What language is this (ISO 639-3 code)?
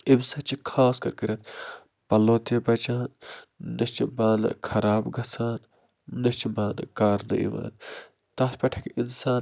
kas